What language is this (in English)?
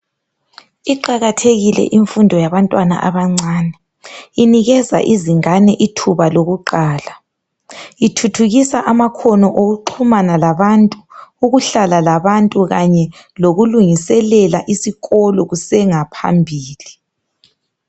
North Ndebele